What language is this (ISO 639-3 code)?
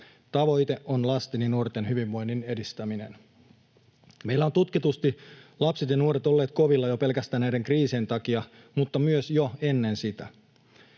fin